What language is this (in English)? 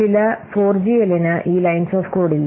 Malayalam